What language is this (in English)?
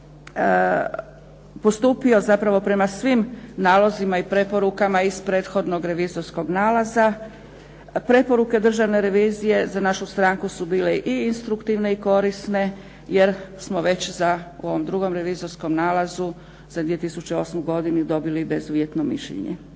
Croatian